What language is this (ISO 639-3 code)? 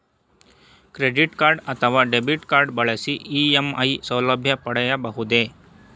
kan